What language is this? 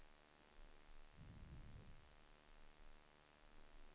Swedish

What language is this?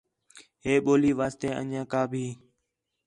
Khetrani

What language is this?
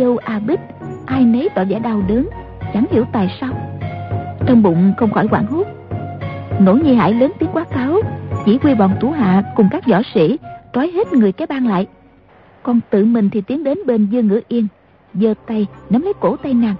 Vietnamese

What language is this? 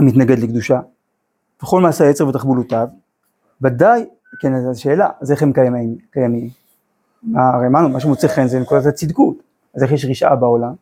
Hebrew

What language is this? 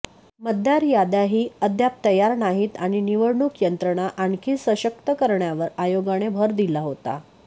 Marathi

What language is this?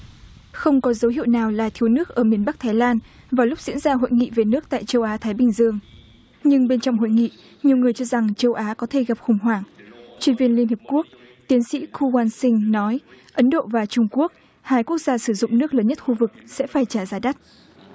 Vietnamese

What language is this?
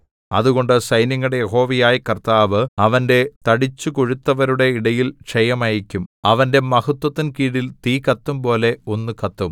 Malayalam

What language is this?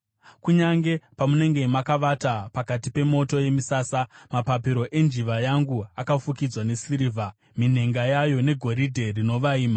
Shona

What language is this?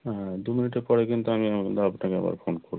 Bangla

